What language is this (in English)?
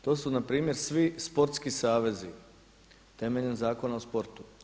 Croatian